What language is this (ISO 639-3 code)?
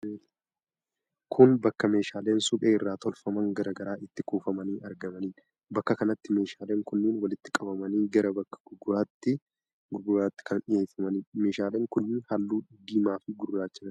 orm